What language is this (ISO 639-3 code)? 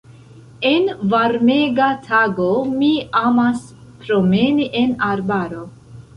epo